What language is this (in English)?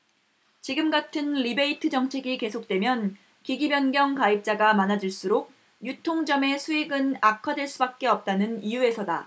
Korean